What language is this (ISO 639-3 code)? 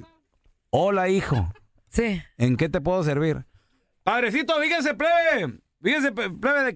spa